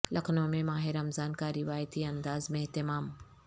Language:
Urdu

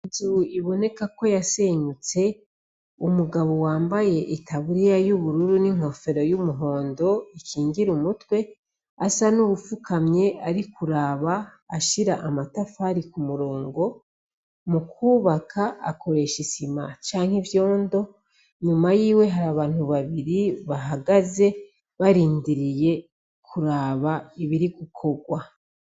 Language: Rundi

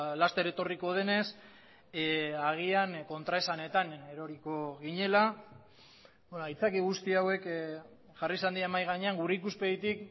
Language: Basque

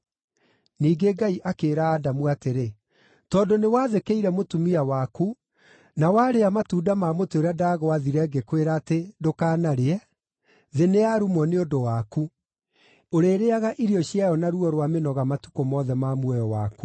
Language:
Kikuyu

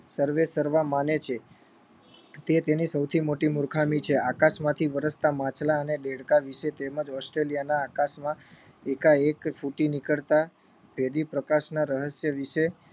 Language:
Gujarati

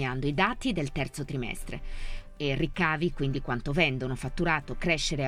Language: Italian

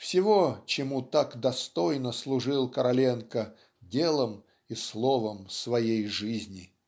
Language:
Russian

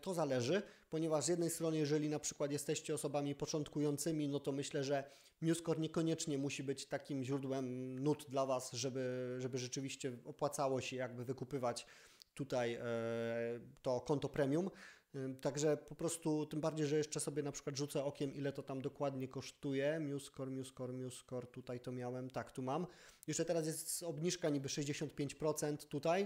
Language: Polish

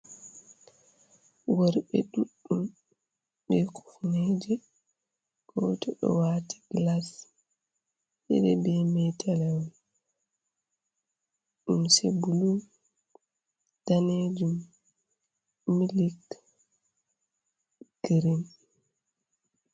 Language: Fula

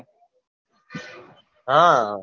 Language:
Gujarati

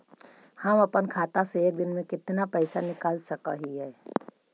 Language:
Magahi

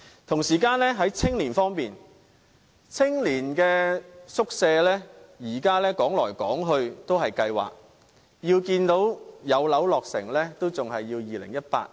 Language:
Cantonese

